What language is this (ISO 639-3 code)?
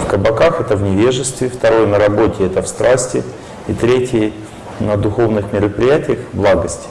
rus